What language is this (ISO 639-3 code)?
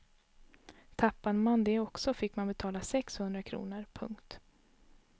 swe